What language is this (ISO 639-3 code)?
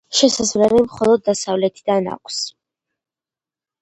kat